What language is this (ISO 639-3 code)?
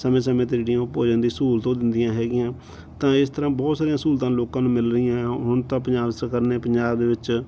pan